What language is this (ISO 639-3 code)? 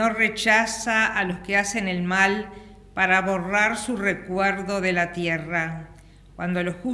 spa